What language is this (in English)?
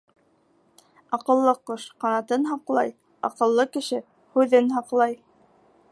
Bashkir